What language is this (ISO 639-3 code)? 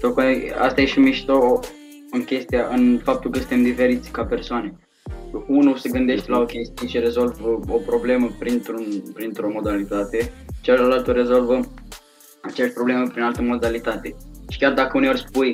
ron